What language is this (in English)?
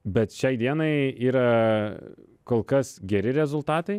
Lithuanian